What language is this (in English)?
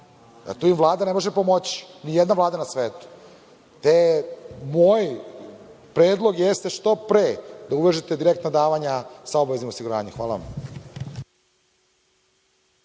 Serbian